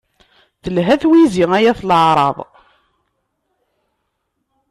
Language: Kabyle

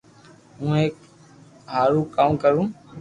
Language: Loarki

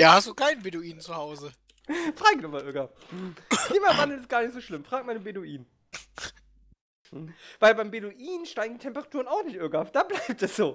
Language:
German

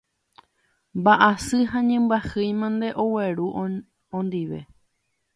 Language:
Guarani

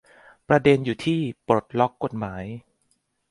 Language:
Thai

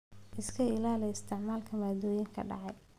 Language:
Somali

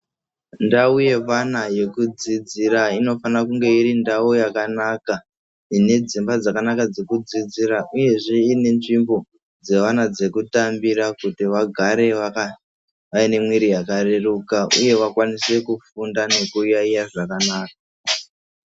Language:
Ndau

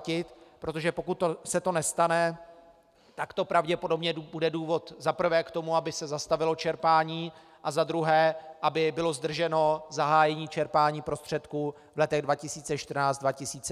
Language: Czech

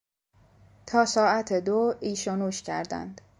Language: Persian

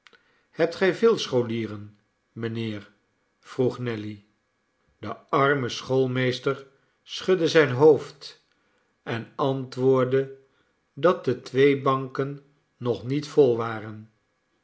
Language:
Dutch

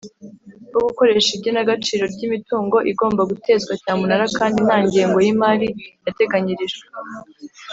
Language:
Kinyarwanda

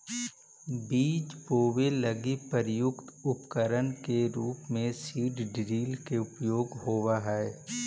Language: Magahi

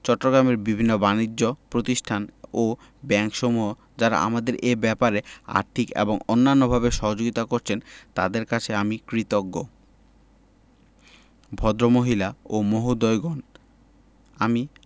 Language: Bangla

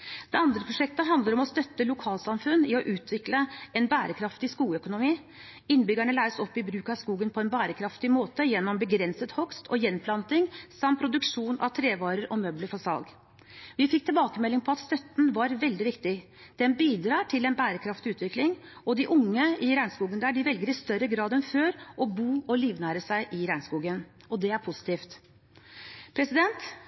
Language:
Norwegian Bokmål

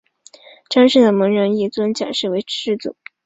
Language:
Chinese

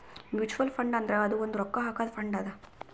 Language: Kannada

